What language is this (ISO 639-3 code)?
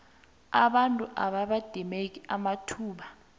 nbl